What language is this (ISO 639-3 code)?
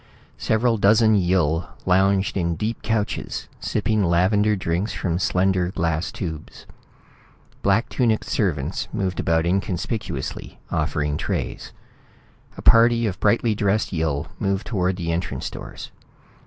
eng